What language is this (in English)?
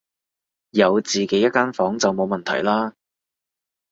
Cantonese